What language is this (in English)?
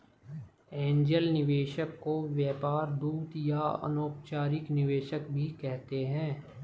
Hindi